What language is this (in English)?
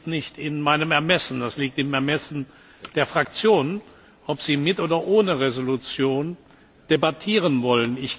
German